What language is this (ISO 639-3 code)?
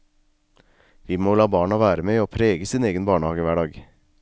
nor